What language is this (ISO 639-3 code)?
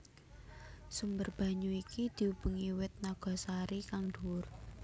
jav